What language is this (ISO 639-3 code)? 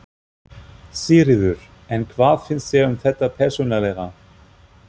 isl